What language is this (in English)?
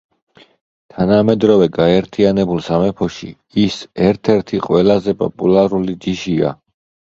Georgian